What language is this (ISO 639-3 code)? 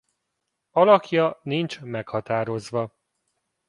hun